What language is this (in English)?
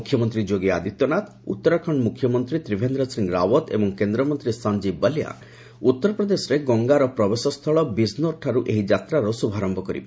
Odia